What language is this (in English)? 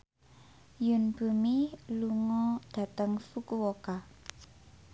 Javanese